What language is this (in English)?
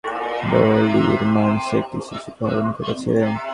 Bangla